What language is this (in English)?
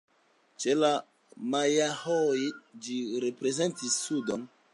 Esperanto